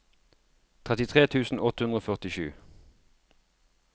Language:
Norwegian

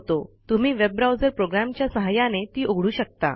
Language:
Marathi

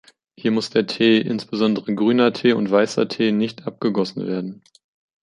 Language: German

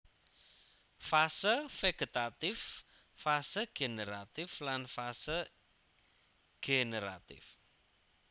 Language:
Javanese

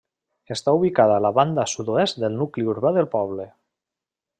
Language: Catalan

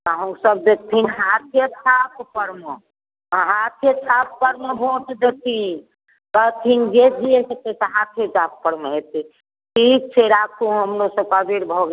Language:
Maithili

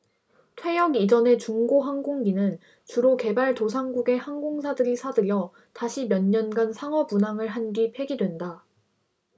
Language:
Korean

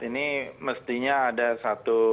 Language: Indonesian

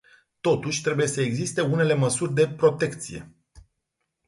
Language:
Romanian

